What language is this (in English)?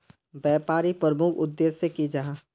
Magahi